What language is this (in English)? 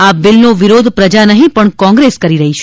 Gujarati